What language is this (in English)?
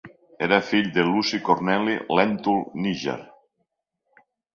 Catalan